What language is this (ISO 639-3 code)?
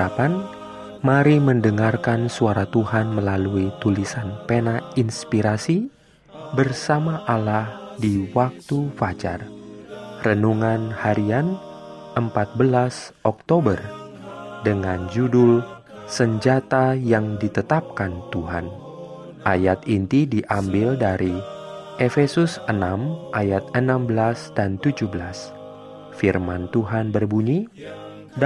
ind